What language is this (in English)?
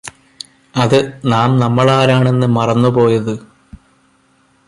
Malayalam